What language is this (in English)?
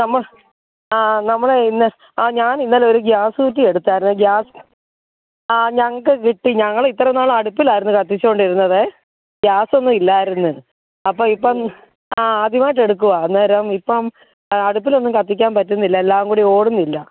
Malayalam